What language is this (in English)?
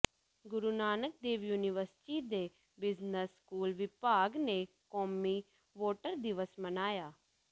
Punjabi